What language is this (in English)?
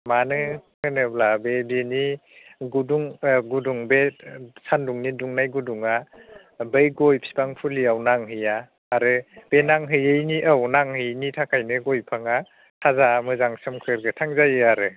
Bodo